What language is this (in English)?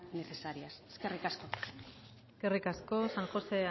Basque